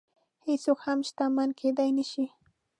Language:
Pashto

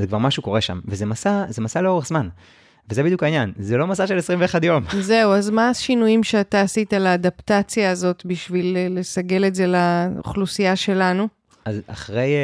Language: Hebrew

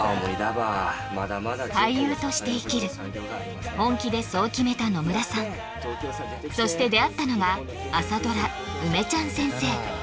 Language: Japanese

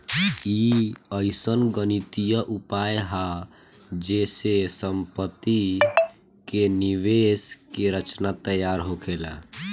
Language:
Bhojpuri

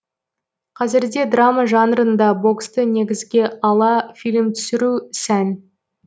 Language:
Kazakh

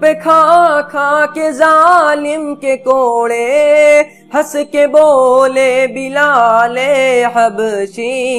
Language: Hindi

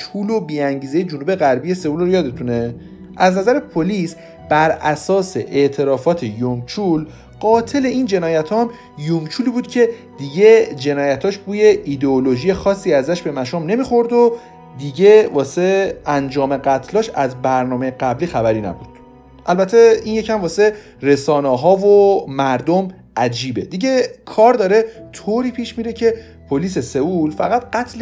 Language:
Persian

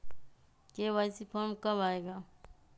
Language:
Magahi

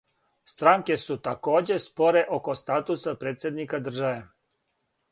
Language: Serbian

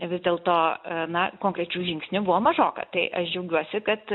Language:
Lithuanian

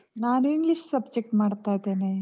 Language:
Kannada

